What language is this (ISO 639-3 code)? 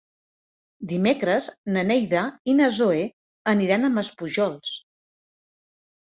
cat